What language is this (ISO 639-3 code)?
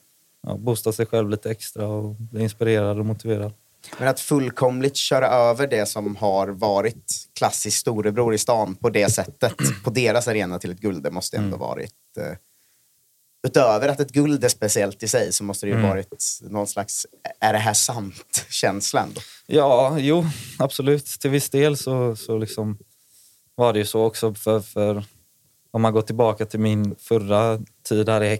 swe